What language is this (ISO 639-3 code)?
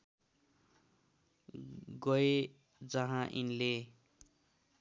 nep